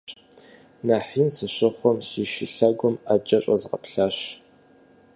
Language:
Kabardian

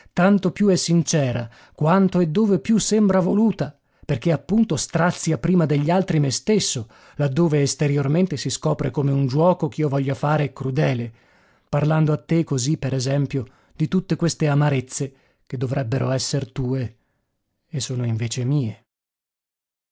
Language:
Italian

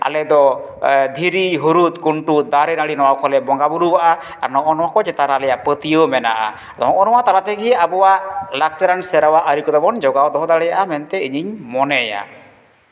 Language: Santali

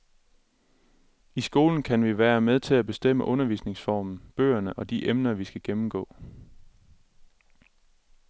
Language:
Danish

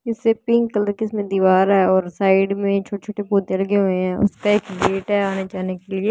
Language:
Hindi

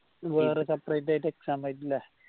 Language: Malayalam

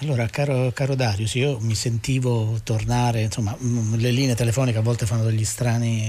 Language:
Italian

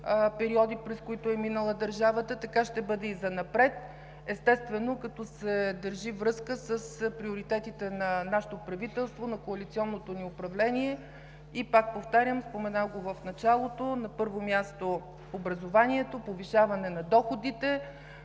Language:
Bulgarian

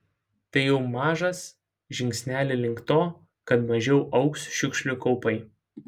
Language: Lithuanian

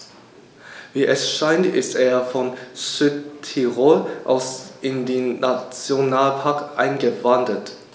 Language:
German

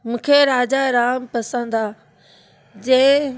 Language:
Sindhi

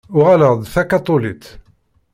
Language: Kabyle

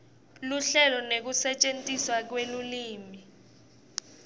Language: Swati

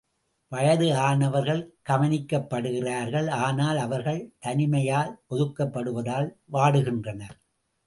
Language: Tamil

